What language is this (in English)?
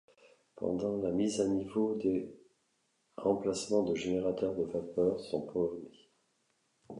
French